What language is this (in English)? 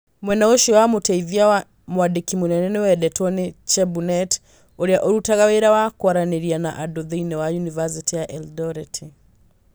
Kikuyu